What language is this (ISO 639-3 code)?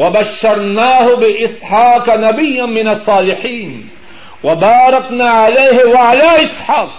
urd